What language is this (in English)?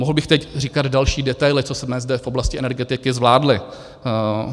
Czech